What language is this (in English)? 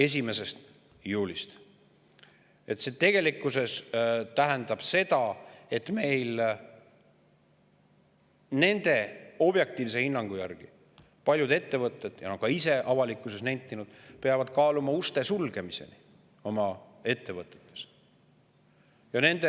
Estonian